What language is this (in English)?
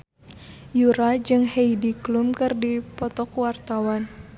Sundanese